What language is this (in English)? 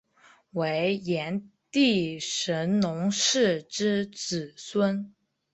Chinese